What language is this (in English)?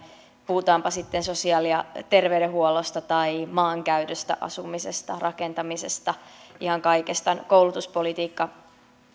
Finnish